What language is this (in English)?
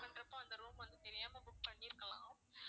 Tamil